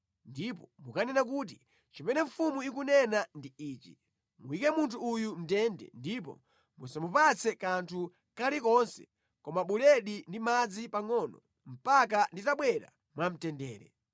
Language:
Nyanja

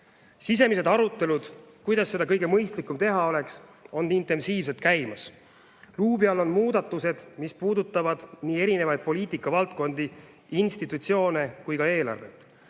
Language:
Estonian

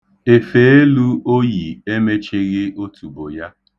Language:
Igbo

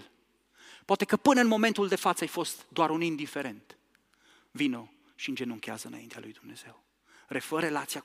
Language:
Romanian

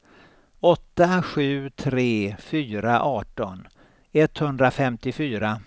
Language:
Swedish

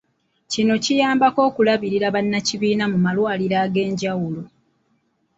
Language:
Ganda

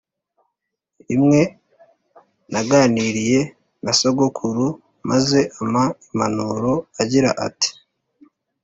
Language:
Kinyarwanda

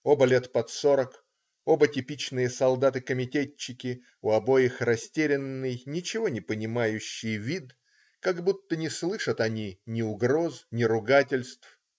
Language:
Russian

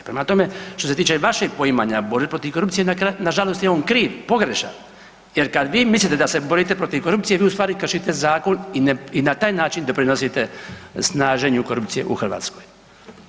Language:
Croatian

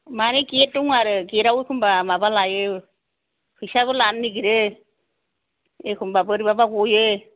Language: Bodo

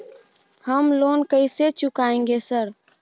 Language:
Maithili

